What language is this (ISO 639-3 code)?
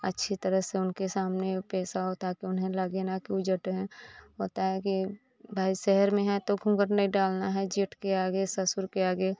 hin